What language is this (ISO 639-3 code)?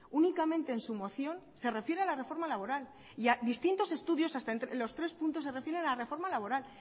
spa